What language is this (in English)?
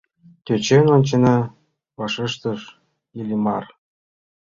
Mari